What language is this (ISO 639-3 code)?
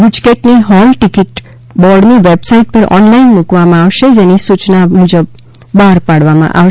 guj